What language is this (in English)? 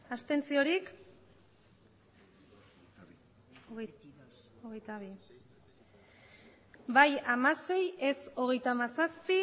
Basque